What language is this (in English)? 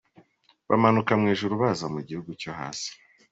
Kinyarwanda